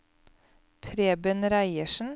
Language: Norwegian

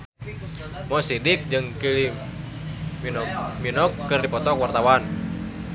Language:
Sundanese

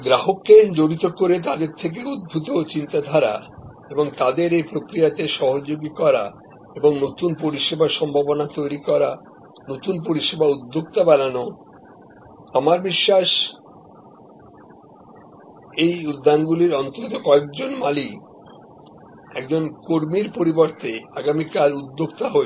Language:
Bangla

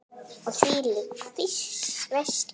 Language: Icelandic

